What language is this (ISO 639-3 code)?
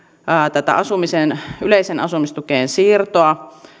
fin